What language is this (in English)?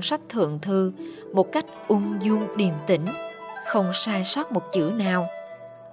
Vietnamese